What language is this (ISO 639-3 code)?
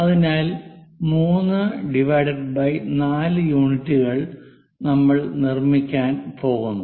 mal